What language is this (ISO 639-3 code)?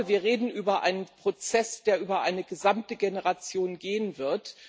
deu